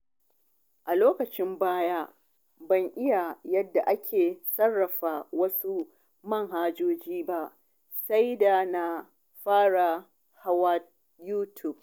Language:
Hausa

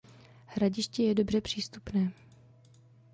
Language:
Czech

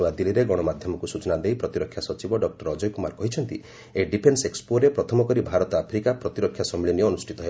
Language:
Odia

